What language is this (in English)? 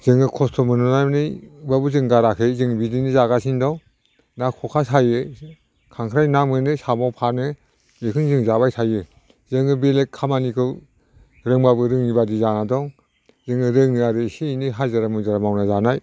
Bodo